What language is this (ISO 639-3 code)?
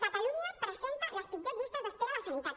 cat